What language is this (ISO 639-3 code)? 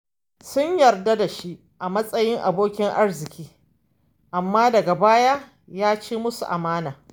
hau